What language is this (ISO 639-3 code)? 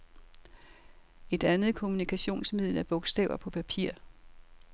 dan